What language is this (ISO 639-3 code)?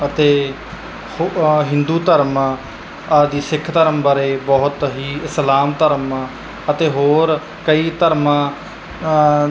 pan